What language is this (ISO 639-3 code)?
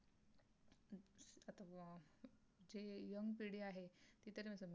mar